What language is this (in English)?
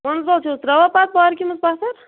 Kashmiri